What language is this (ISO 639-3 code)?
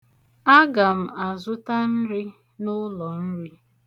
ibo